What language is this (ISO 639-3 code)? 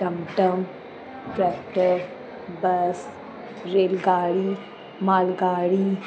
snd